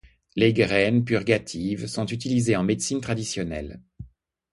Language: French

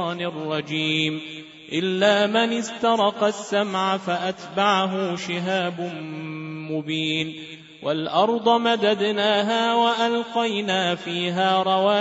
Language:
Arabic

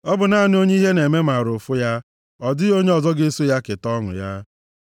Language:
Igbo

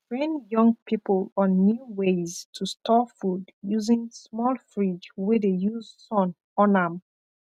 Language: Nigerian Pidgin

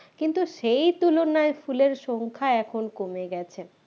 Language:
Bangla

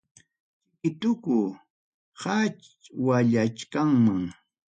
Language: Ayacucho Quechua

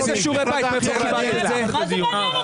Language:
Hebrew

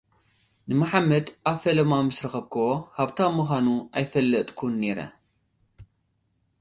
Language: Tigrinya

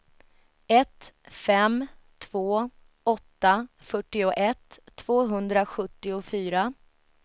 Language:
Swedish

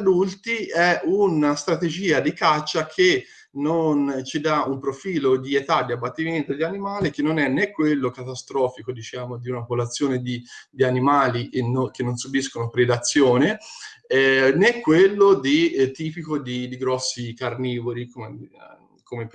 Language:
Italian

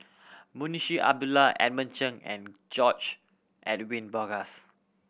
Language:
English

